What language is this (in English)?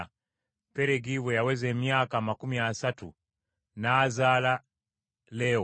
Ganda